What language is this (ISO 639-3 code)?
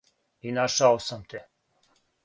srp